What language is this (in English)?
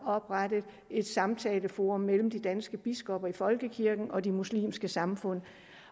Danish